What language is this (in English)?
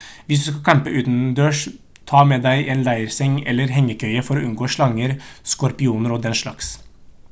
Norwegian Bokmål